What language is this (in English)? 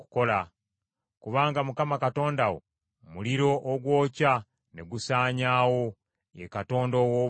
Ganda